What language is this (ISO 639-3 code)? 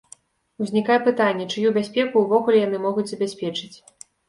bel